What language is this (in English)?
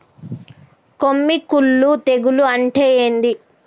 Telugu